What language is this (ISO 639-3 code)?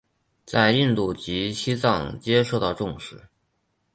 zho